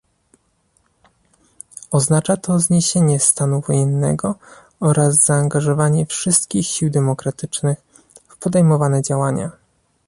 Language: Polish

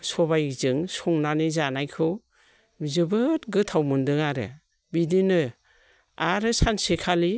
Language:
Bodo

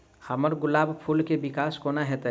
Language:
Maithili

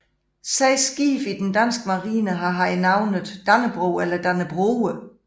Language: Danish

